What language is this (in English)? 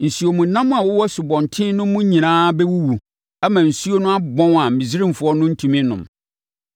Akan